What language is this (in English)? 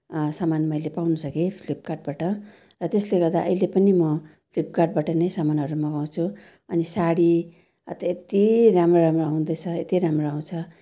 Nepali